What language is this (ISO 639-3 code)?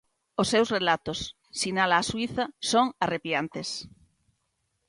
glg